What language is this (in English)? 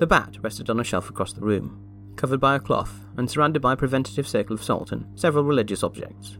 English